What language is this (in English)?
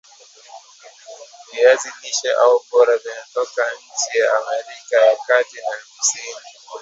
Swahili